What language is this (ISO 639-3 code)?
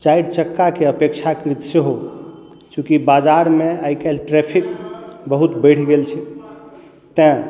mai